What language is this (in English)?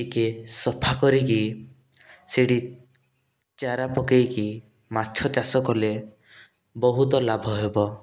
Odia